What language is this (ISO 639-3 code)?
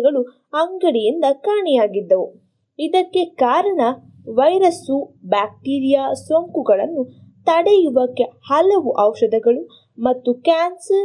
kan